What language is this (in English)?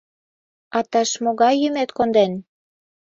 Mari